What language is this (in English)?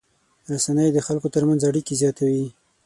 Pashto